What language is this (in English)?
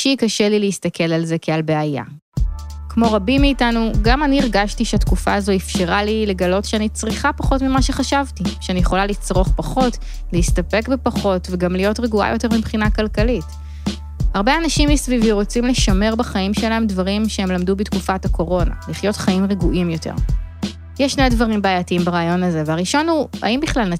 Hebrew